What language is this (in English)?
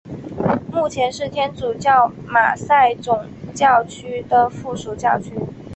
Chinese